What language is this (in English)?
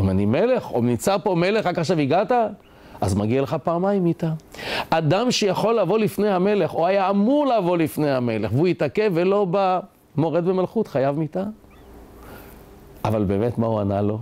Hebrew